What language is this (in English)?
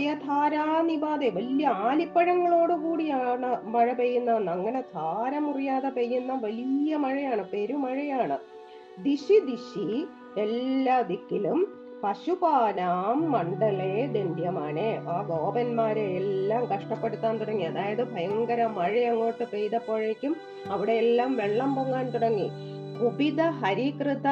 Malayalam